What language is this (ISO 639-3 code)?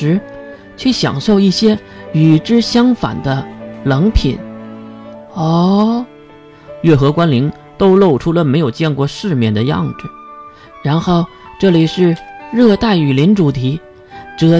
zho